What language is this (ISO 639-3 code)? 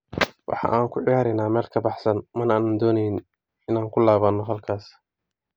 som